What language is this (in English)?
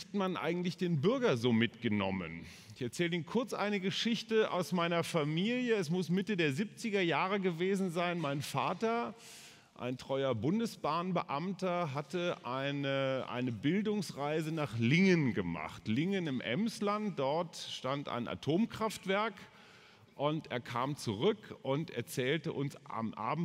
German